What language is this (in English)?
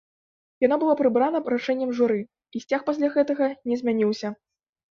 Belarusian